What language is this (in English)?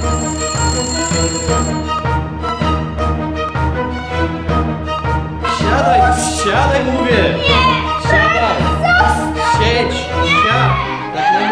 Polish